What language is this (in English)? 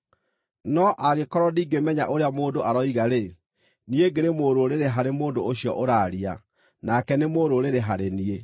Kikuyu